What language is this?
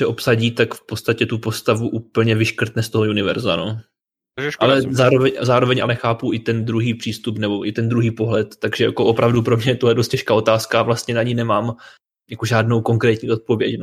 Czech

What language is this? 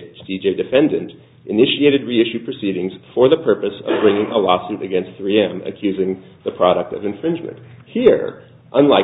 English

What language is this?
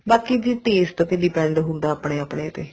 Punjabi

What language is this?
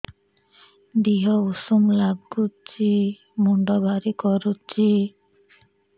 Odia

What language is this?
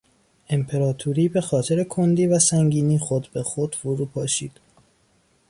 Persian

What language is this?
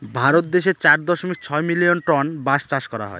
Bangla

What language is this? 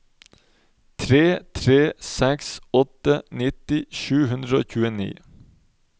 Norwegian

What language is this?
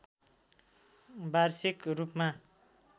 Nepali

